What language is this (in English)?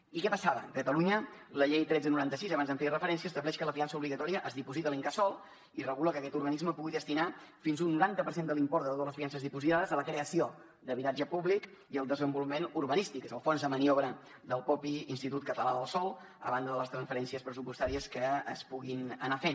Catalan